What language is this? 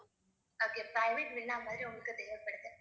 Tamil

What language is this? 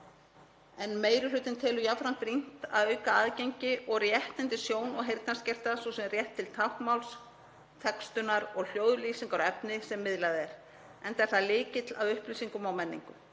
Icelandic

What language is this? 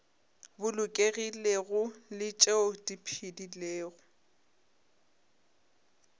Northern Sotho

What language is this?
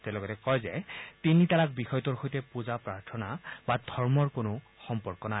Assamese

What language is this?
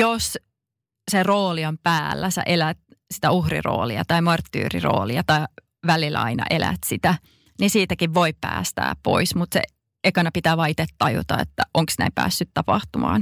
Finnish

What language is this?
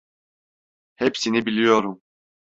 Turkish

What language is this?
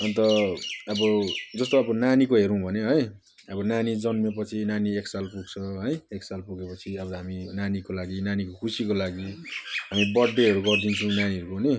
Nepali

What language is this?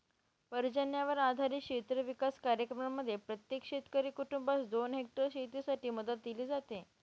Marathi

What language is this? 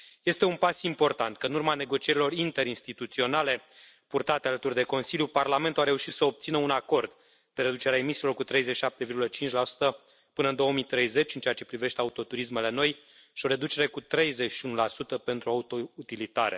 Romanian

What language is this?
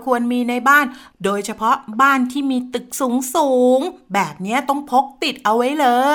Thai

